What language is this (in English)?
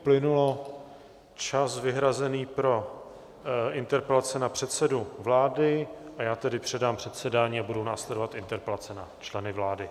Czech